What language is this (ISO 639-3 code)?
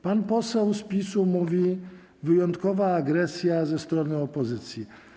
pol